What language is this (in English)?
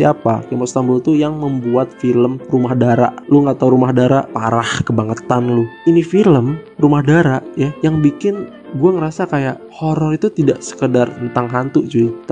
Indonesian